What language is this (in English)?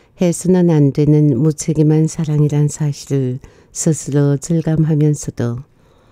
Korean